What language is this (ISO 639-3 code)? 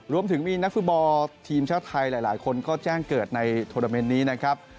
tha